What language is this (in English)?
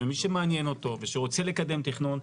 Hebrew